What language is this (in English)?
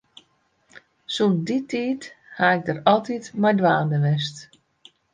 Western Frisian